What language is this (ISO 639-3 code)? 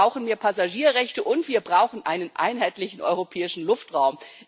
deu